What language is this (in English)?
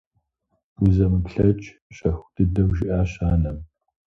Kabardian